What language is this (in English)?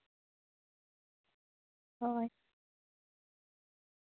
Santali